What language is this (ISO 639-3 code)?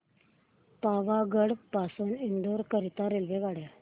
mar